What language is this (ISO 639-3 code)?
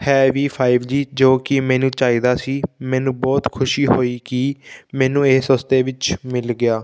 pan